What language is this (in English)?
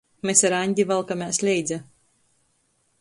Latgalian